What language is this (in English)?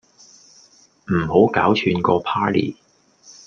Cantonese